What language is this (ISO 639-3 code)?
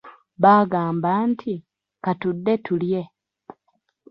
lug